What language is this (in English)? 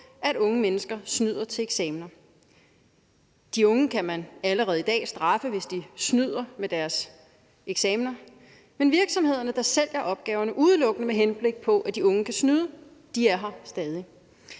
Danish